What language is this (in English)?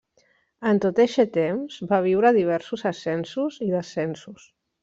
Catalan